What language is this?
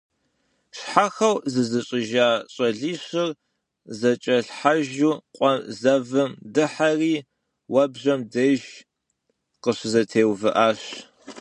Kabardian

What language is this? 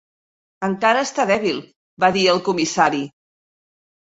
Catalan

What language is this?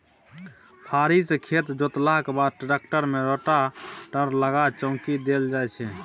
Maithili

